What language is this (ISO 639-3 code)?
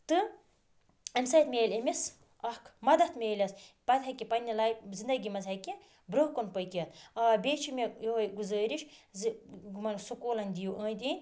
kas